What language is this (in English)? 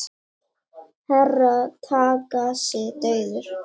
Icelandic